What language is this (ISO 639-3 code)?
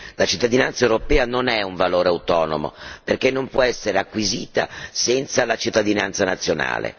ita